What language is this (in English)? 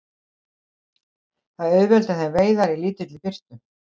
Icelandic